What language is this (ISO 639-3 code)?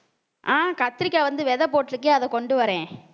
tam